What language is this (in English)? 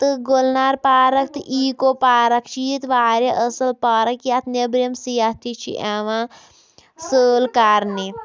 Kashmiri